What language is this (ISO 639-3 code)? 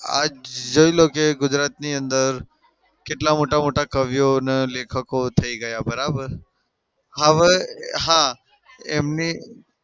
guj